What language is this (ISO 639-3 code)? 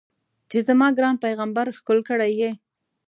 pus